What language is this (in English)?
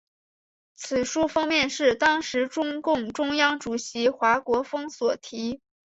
Chinese